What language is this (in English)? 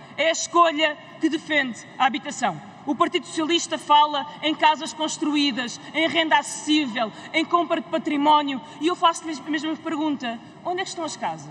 Portuguese